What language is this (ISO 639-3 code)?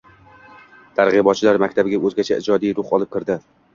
uzb